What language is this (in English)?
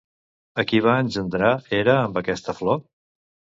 Catalan